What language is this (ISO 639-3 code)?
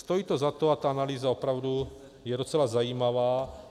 ces